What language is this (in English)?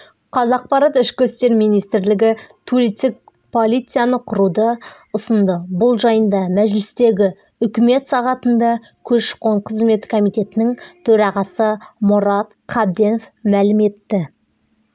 Kazakh